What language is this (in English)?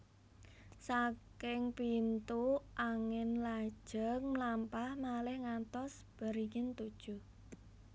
Javanese